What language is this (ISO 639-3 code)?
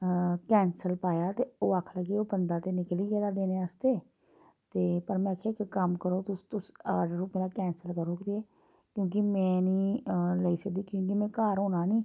doi